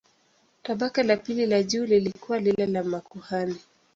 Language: Swahili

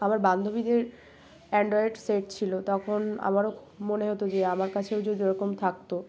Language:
Bangla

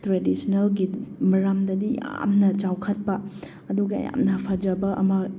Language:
Manipuri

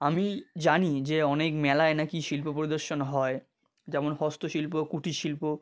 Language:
Bangla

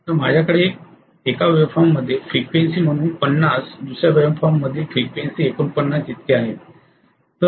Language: Marathi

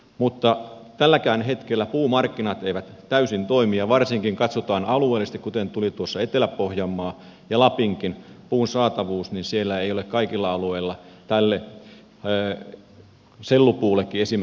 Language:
Finnish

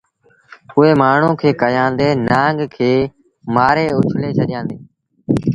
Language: Sindhi Bhil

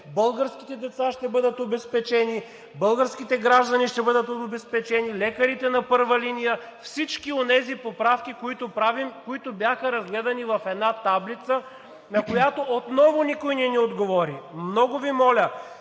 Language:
Bulgarian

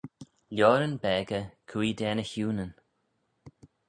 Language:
Manx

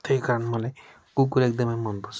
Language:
Nepali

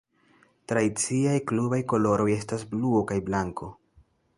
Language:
Esperanto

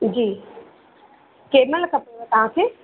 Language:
Sindhi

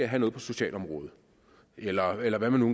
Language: Danish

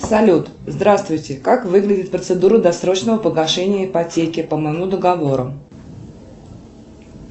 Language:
Russian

